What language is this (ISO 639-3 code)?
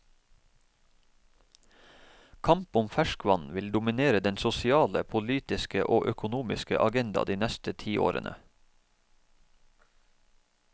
nor